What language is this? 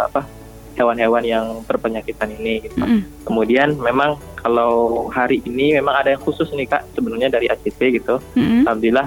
Indonesian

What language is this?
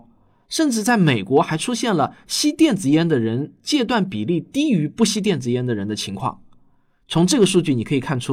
Chinese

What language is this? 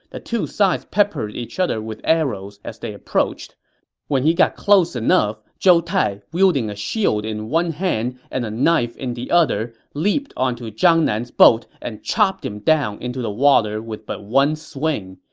English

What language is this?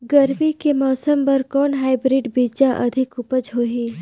Chhattisgarhi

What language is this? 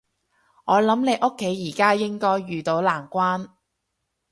Cantonese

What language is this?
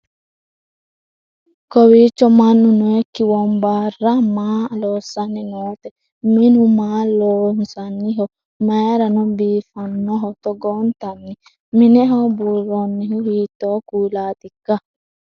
Sidamo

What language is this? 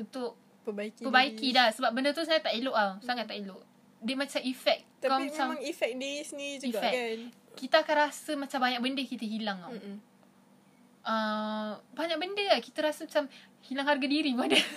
Malay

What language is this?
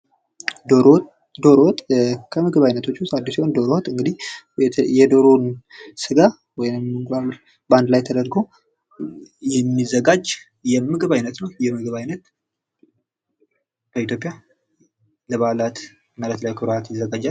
Amharic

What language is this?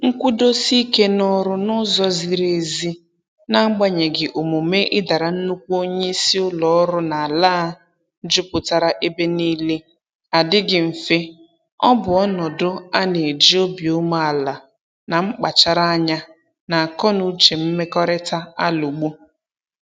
Igbo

